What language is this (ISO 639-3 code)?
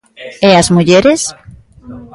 glg